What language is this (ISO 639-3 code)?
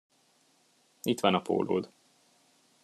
hun